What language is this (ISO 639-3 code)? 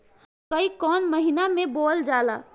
bho